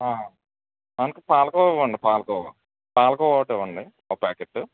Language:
Telugu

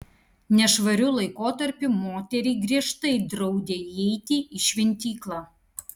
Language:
Lithuanian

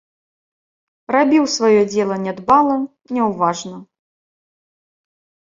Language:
Belarusian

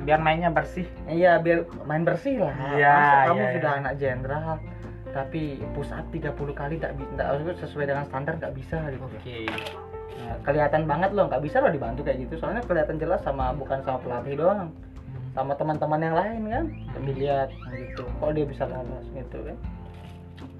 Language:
Indonesian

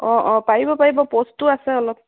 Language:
Assamese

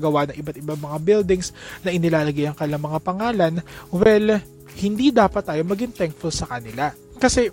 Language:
Filipino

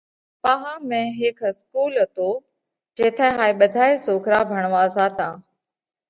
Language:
Parkari Koli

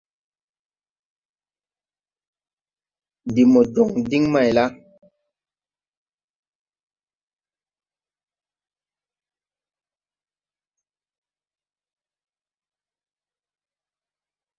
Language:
Tupuri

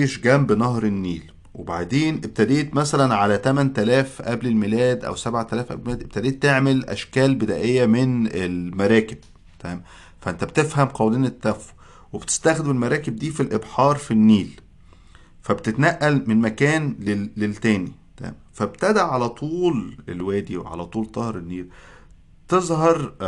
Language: Arabic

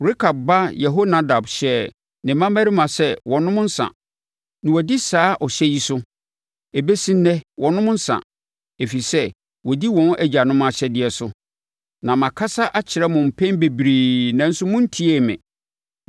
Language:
Akan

